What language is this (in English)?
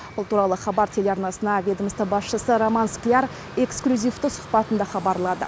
Kazakh